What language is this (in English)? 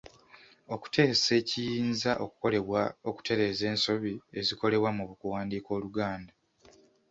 Ganda